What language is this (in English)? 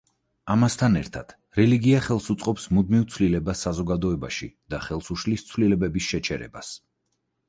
Georgian